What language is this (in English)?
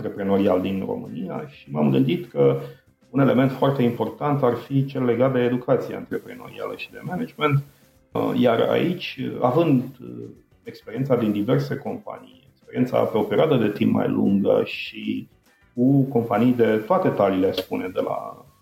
Romanian